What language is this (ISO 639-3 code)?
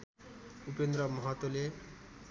nep